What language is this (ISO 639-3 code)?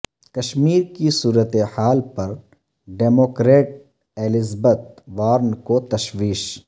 urd